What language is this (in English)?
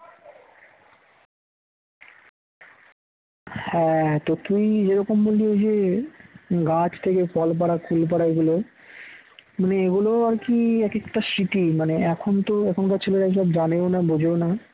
Bangla